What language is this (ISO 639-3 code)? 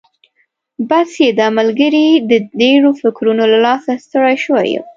pus